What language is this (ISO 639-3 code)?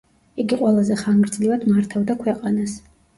kat